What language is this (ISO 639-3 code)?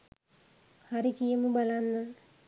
sin